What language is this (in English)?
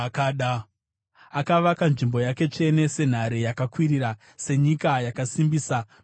Shona